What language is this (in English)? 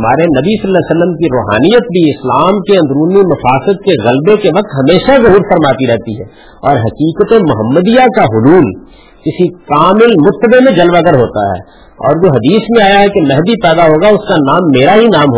Urdu